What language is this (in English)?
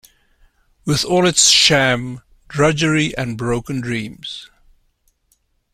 English